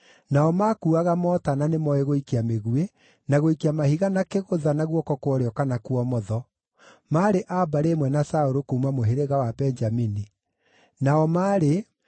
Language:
Kikuyu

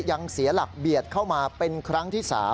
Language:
Thai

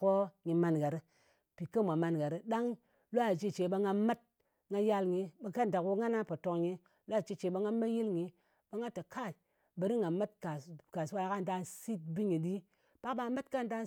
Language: Ngas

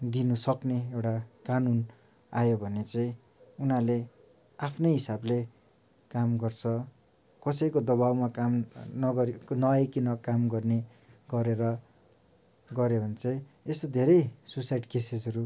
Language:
Nepali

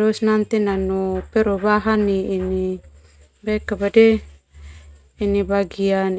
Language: Termanu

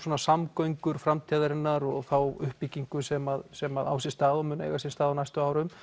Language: Icelandic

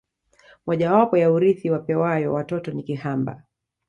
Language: Swahili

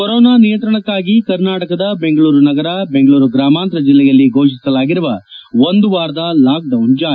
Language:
Kannada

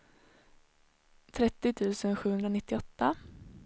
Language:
Swedish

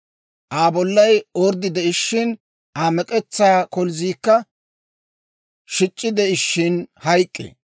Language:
Dawro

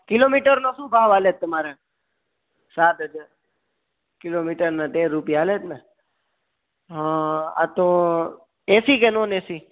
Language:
Gujarati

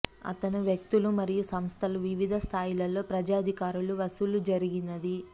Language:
Telugu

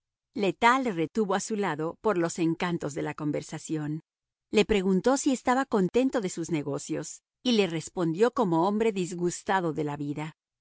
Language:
Spanish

